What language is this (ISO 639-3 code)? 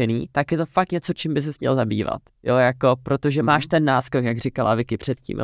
ces